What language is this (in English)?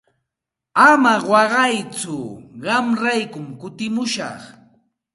Santa Ana de Tusi Pasco Quechua